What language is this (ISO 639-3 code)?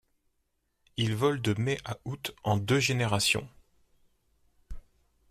fra